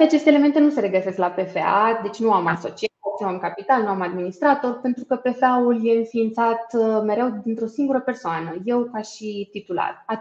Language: Romanian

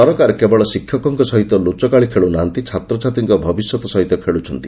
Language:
Odia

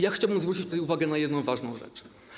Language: Polish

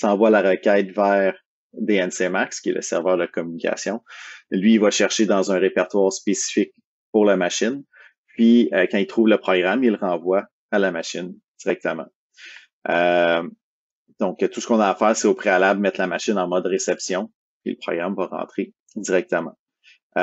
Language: French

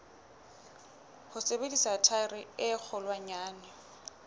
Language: Southern Sotho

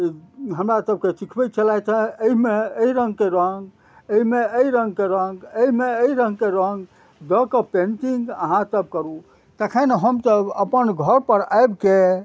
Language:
Maithili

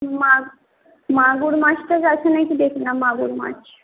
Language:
Bangla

